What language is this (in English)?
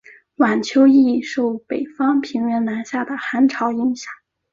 Chinese